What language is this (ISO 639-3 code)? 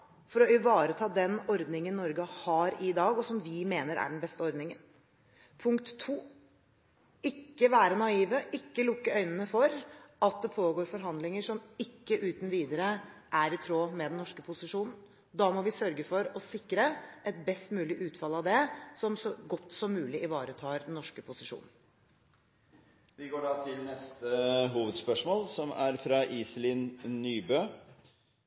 nor